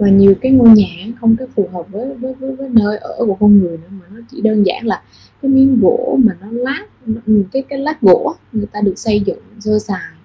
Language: Vietnamese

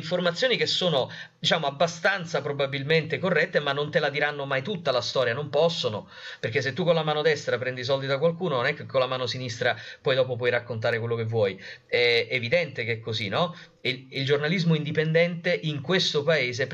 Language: Italian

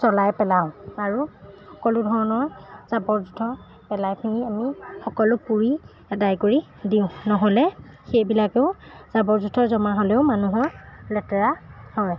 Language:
Assamese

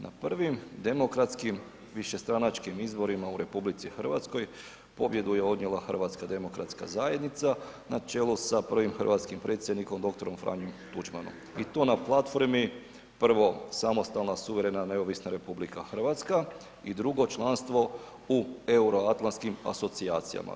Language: Croatian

